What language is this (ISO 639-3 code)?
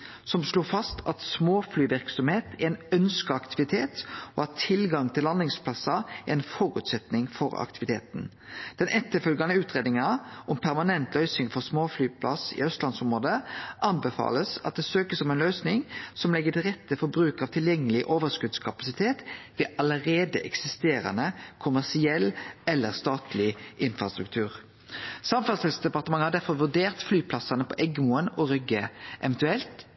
nno